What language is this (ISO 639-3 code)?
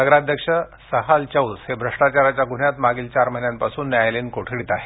mar